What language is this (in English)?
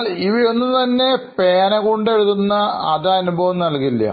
Malayalam